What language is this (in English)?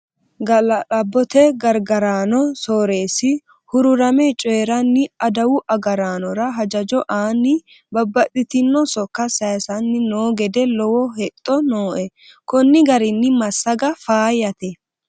Sidamo